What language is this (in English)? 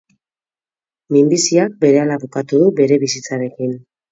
Basque